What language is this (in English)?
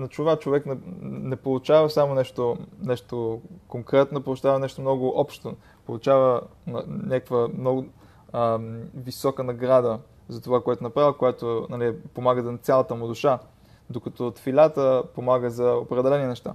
Bulgarian